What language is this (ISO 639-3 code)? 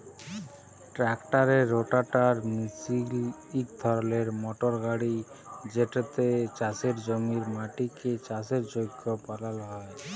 ben